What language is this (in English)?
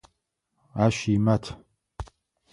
Adyghe